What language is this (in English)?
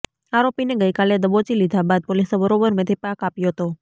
Gujarati